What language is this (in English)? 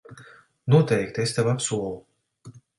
Latvian